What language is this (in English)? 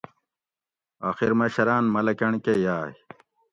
Gawri